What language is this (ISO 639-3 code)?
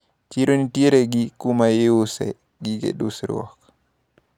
luo